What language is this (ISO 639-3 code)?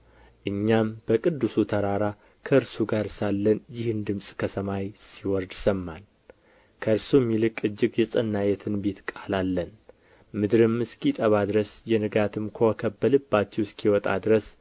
amh